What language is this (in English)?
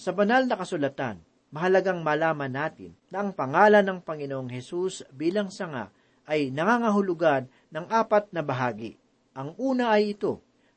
Filipino